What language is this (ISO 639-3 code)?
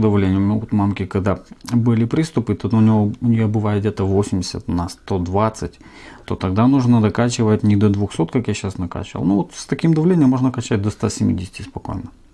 rus